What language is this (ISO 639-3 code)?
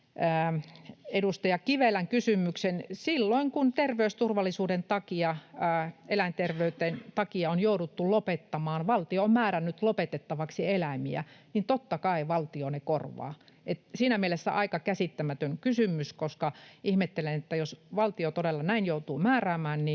fin